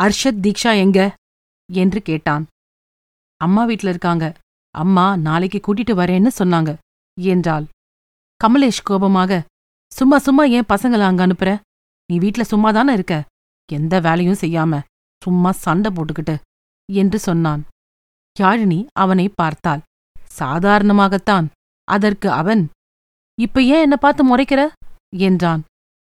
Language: Tamil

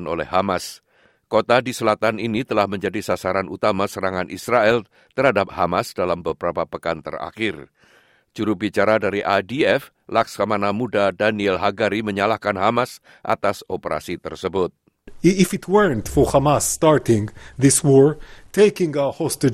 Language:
Indonesian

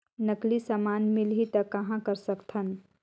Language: Chhattisgarhi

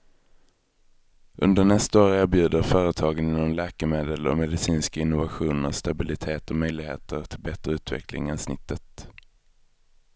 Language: Swedish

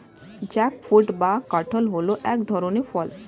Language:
Bangla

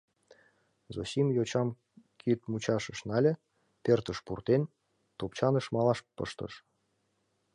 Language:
Mari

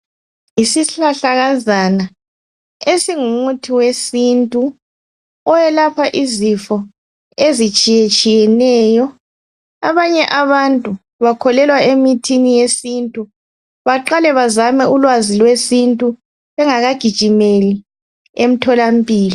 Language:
North Ndebele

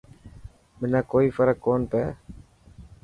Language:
Dhatki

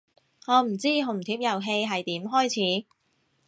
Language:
Cantonese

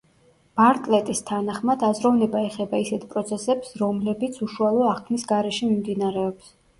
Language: Georgian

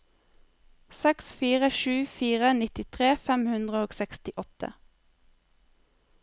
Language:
Norwegian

